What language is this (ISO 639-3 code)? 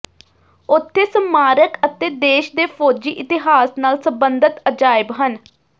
pan